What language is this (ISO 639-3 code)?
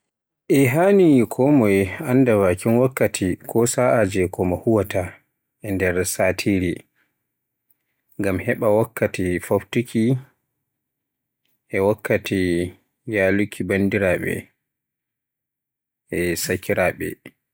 fue